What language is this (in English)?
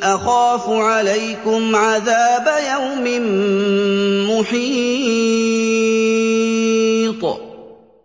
Arabic